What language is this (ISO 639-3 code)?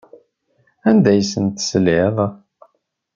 kab